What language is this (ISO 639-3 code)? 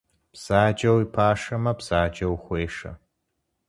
kbd